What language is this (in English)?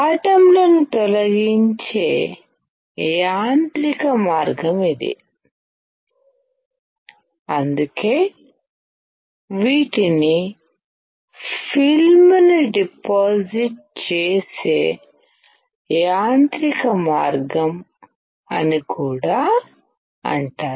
Telugu